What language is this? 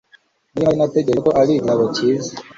Kinyarwanda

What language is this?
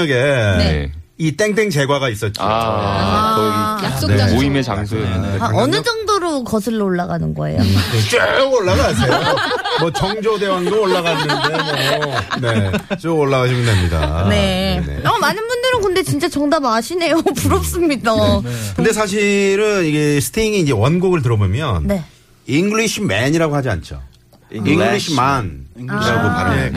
Korean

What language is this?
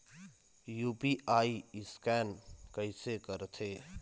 Chhattisgarhi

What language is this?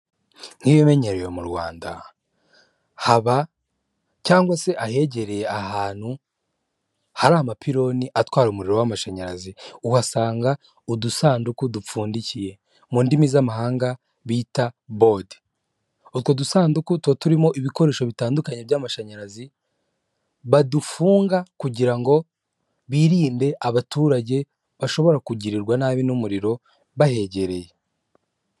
Kinyarwanda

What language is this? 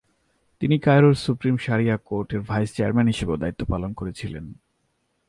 Bangla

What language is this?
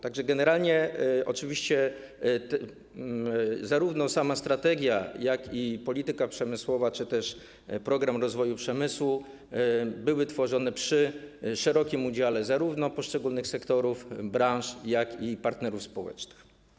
Polish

